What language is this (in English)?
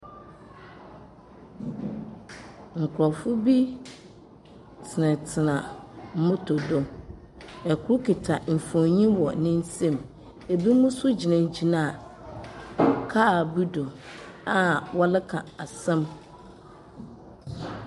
Akan